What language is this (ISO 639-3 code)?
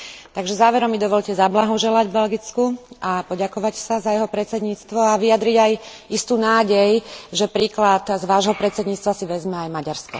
slk